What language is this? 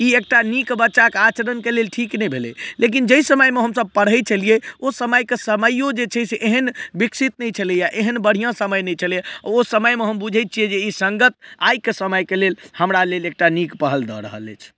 Maithili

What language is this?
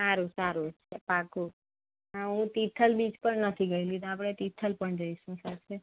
Gujarati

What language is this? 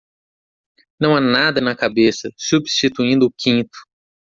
Portuguese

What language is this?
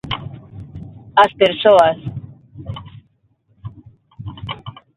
Galician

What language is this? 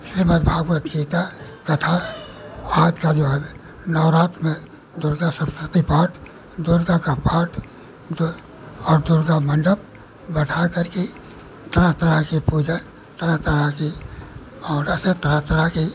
Hindi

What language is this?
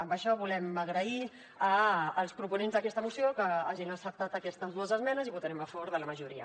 Catalan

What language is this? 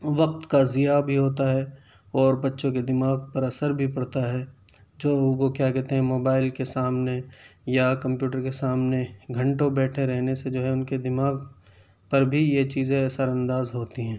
Urdu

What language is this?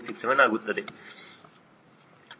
Kannada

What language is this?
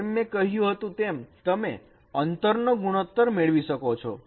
Gujarati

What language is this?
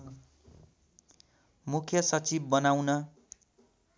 Nepali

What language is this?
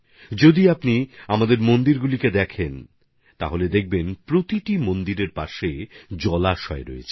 Bangla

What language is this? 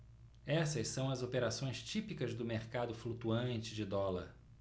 Portuguese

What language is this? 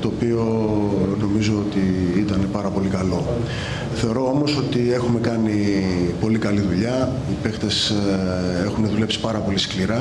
Greek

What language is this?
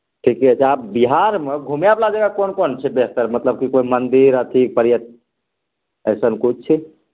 Maithili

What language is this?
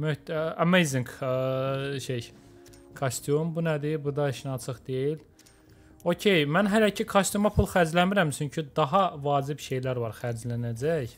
Turkish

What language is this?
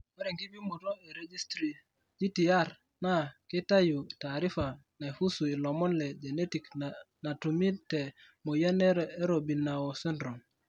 Masai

